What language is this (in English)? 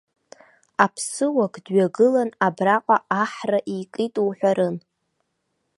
Abkhazian